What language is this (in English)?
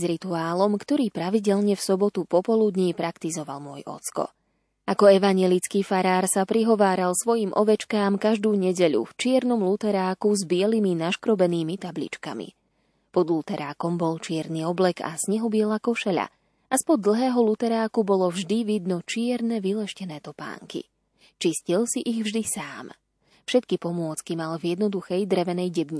Slovak